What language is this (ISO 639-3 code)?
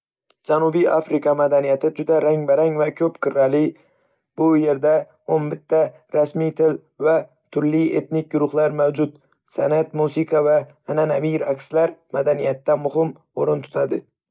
uzb